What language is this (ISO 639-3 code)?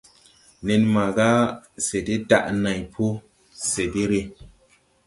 tui